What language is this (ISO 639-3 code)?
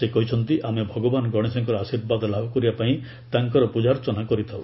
ori